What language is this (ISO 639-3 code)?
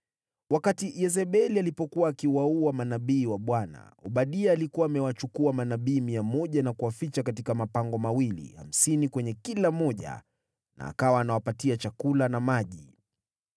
swa